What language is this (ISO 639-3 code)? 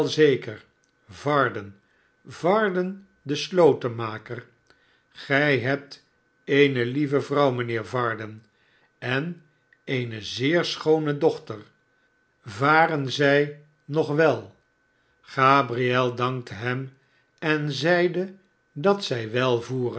nld